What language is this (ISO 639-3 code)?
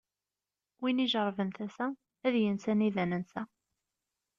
kab